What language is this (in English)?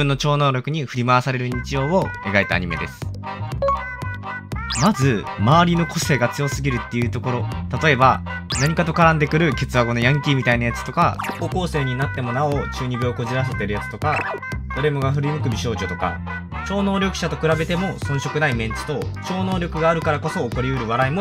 Japanese